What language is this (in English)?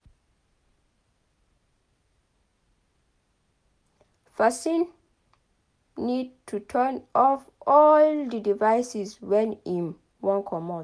Nigerian Pidgin